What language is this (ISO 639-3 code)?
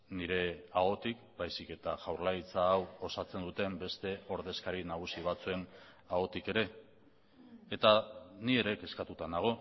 eus